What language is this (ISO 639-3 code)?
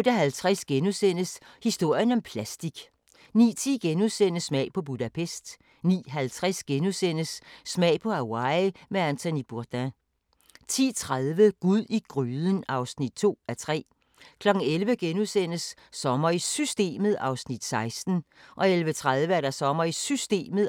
dan